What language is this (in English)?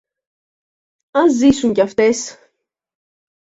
Greek